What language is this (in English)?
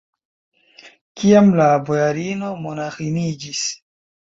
Esperanto